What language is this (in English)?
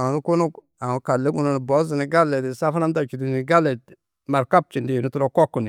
Tedaga